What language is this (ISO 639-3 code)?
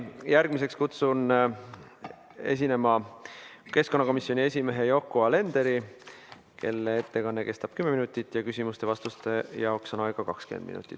est